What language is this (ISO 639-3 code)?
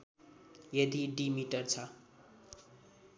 nep